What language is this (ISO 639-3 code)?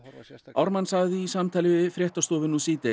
isl